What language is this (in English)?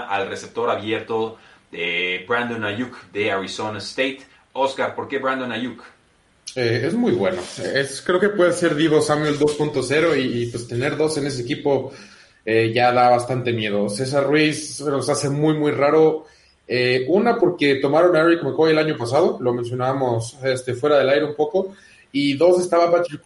Spanish